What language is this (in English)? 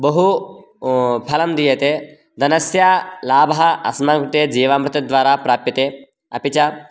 Sanskrit